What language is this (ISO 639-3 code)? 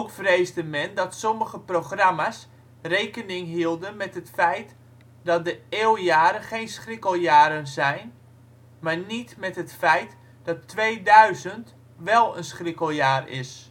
nld